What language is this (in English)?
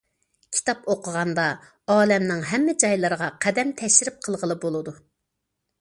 Uyghur